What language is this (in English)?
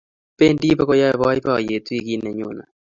Kalenjin